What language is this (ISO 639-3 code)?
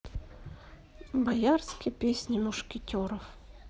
rus